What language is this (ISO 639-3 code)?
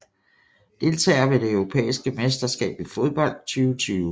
dan